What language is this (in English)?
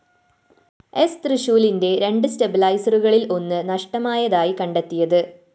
Malayalam